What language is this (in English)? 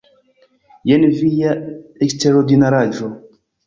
Esperanto